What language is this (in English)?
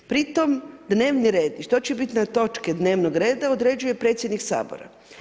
Croatian